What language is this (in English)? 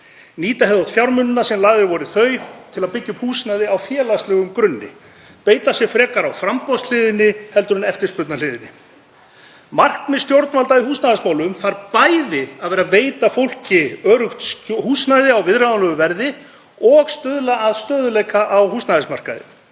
Icelandic